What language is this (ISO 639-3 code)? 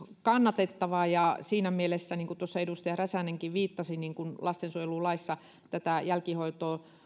fin